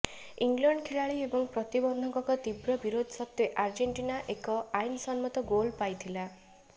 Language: Odia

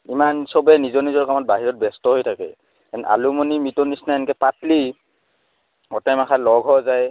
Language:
Assamese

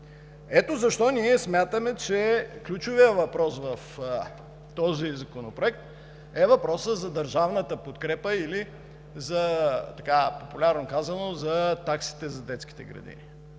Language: Bulgarian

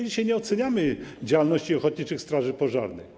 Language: Polish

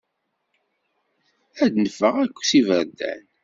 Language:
Kabyle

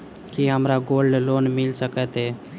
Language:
Maithili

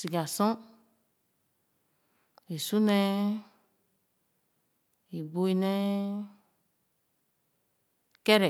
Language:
Khana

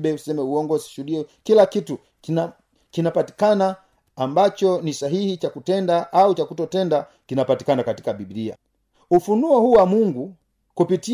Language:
Swahili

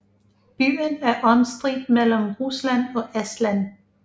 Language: Danish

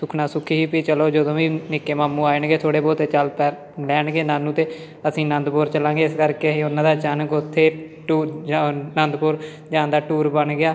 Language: Punjabi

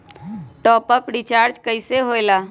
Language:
Magahi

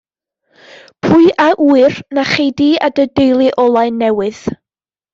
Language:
Welsh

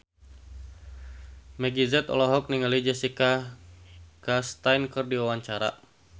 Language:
Sundanese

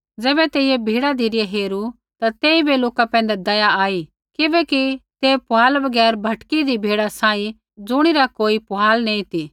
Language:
Kullu Pahari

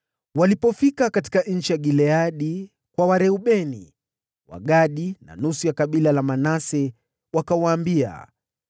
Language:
Swahili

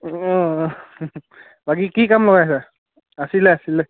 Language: Assamese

